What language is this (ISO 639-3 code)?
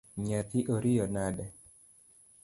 luo